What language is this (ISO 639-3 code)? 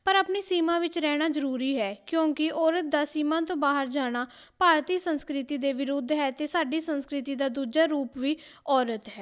pan